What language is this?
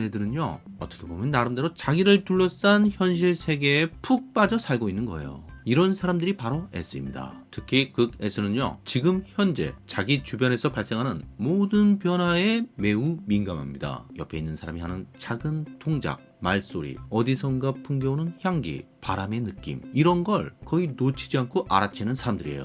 Korean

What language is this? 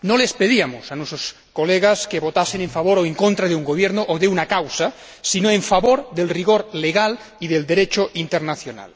Spanish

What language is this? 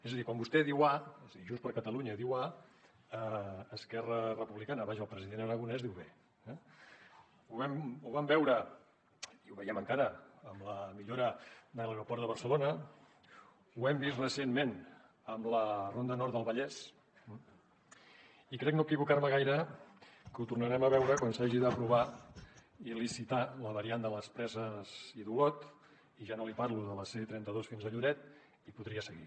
Catalan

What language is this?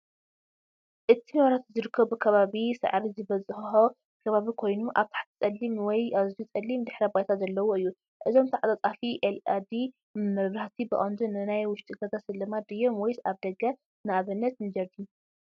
Tigrinya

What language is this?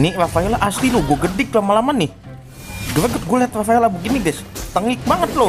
Indonesian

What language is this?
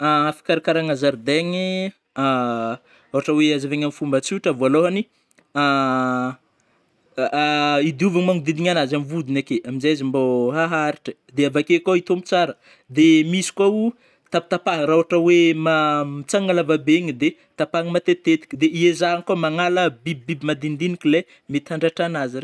Northern Betsimisaraka Malagasy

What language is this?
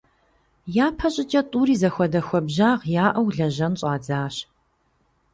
Kabardian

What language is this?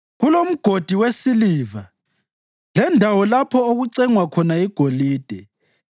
North Ndebele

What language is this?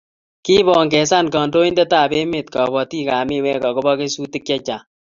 Kalenjin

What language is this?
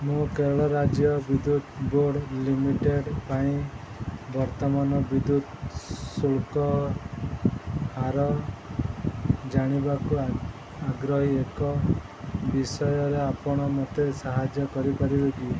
Odia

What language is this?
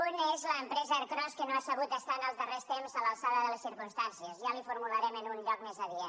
Catalan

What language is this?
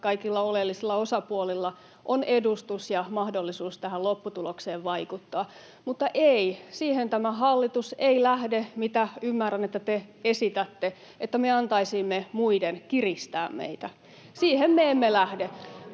Finnish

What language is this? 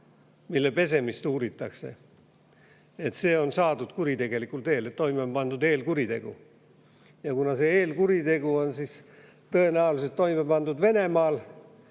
Estonian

